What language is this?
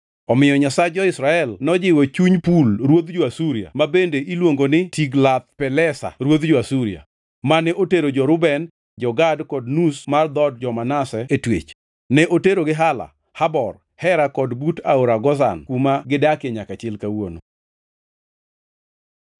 Luo (Kenya and Tanzania)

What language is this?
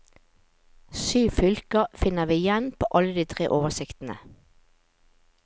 Norwegian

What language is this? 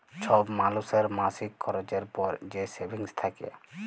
Bangla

